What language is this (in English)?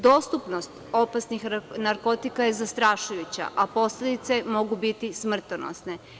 Serbian